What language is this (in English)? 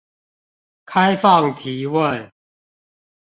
Chinese